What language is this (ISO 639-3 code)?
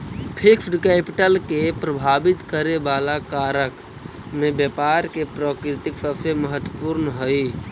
mag